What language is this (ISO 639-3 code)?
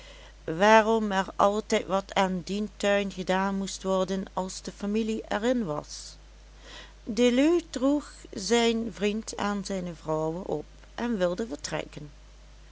nld